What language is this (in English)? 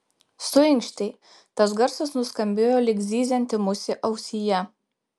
Lithuanian